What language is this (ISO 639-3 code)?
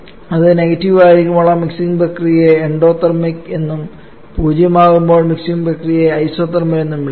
mal